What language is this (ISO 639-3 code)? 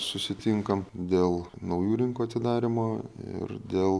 lit